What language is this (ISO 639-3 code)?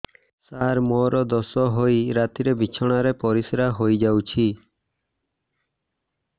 ori